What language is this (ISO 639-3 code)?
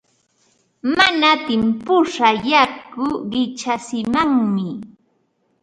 qva